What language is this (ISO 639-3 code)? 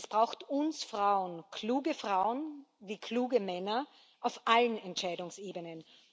deu